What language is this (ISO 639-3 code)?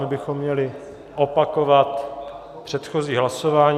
ces